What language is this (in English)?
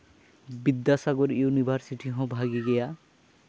Santali